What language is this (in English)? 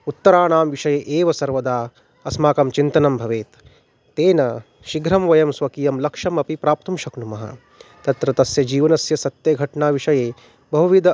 Sanskrit